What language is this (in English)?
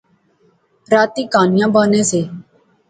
Pahari-Potwari